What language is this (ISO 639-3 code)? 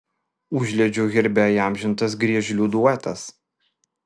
lit